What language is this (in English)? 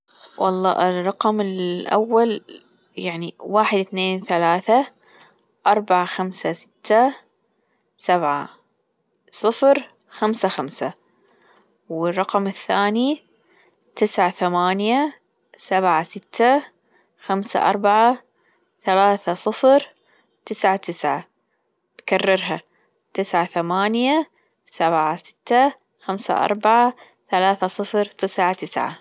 Gulf Arabic